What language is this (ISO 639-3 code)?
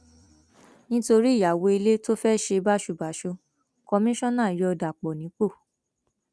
yor